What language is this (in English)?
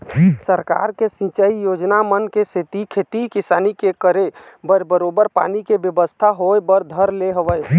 Chhattisgarhi